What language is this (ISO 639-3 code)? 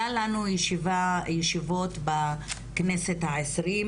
heb